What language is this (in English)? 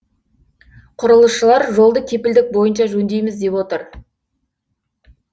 Kazakh